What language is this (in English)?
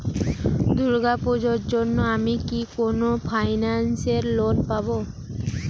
Bangla